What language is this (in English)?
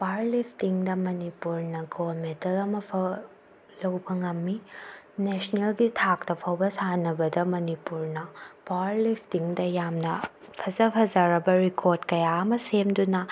Manipuri